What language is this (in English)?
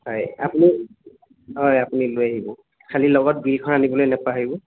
Assamese